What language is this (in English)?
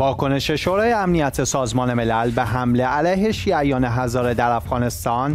Persian